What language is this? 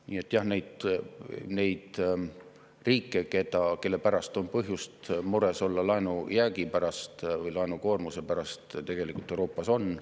Estonian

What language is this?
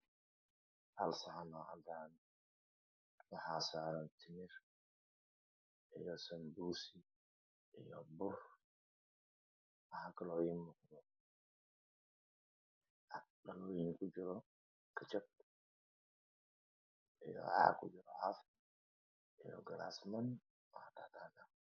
Somali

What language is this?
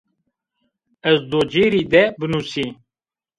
Zaza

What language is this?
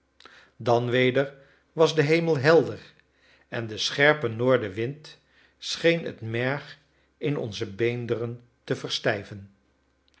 Dutch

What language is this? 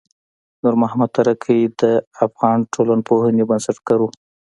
Pashto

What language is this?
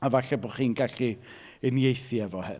Welsh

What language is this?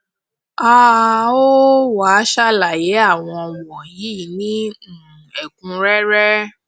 Yoruba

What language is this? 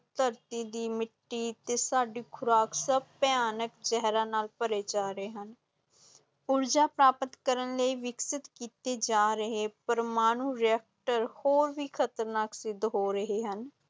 Punjabi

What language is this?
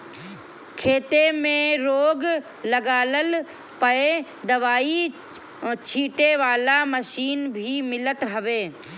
Bhojpuri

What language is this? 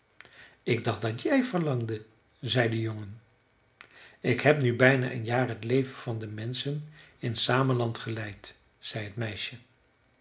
Dutch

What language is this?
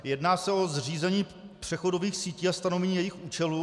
Czech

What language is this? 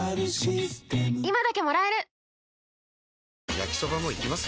Japanese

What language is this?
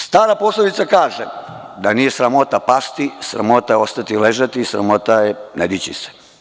Serbian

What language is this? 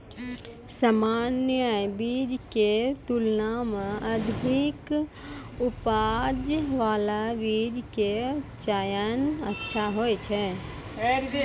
Maithili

